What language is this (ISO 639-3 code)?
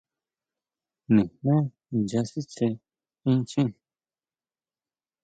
mau